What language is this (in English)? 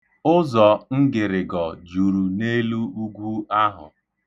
Igbo